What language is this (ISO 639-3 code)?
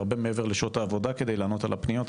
heb